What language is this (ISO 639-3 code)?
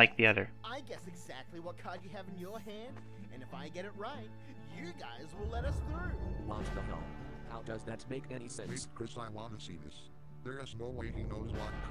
eng